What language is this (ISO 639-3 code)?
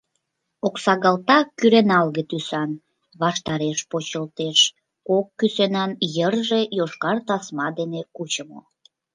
chm